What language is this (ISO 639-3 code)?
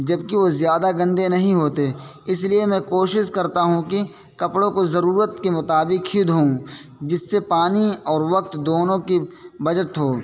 urd